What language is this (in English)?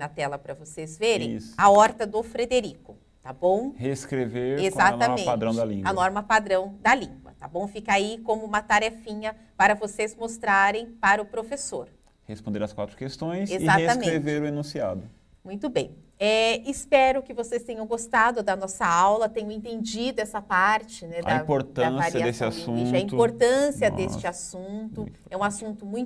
Portuguese